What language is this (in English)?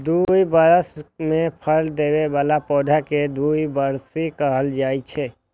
Maithili